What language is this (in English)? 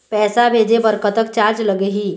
Chhattisgarhi